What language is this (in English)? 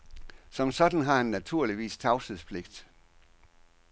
Danish